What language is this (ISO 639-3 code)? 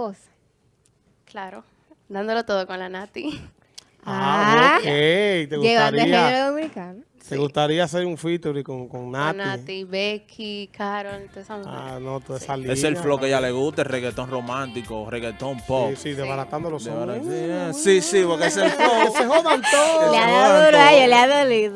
spa